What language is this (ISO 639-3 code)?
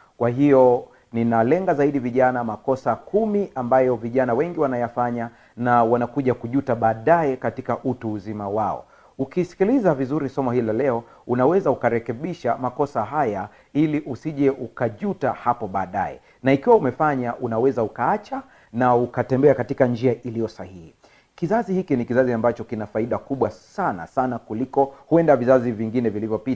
swa